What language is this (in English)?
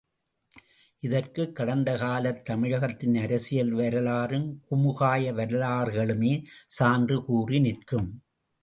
Tamil